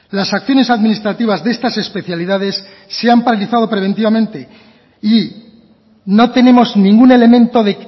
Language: Spanish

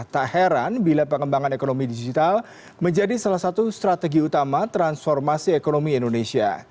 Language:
Indonesian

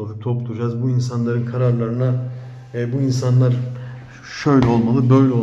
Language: Turkish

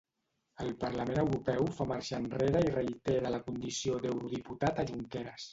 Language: Catalan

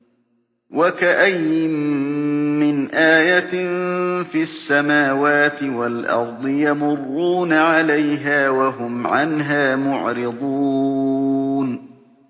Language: Arabic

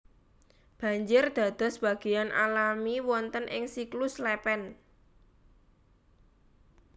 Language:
Javanese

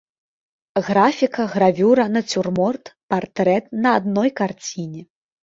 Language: Belarusian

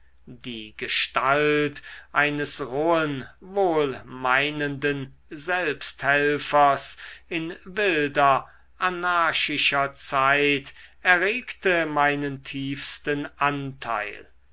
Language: German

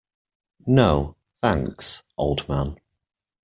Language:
English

